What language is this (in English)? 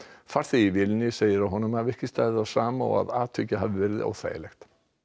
Icelandic